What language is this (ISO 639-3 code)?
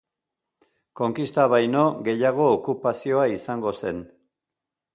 eus